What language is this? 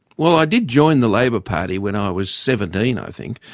English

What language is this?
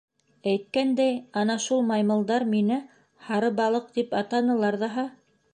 Bashkir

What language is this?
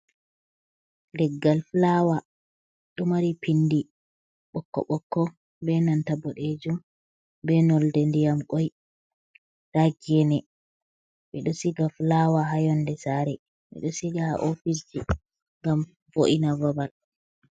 Fula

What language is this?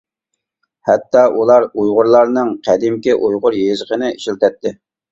Uyghur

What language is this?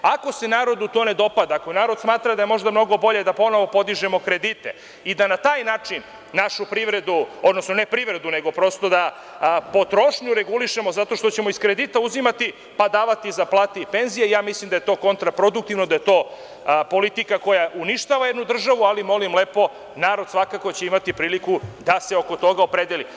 Serbian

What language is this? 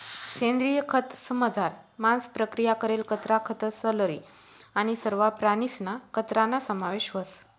Marathi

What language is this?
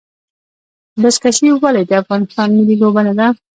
Pashto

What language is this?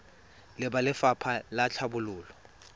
Tswana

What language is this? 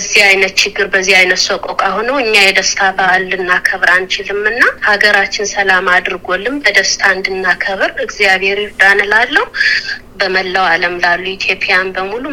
Amharic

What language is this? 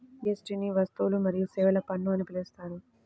Telugu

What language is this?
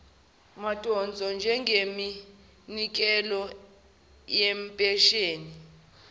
Zulu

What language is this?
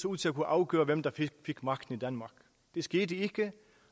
Danish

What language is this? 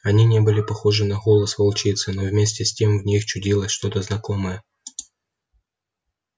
Russian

